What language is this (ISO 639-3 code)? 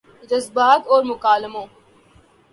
urd